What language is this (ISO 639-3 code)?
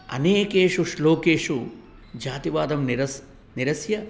san